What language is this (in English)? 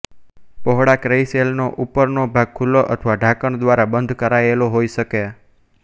Gujarati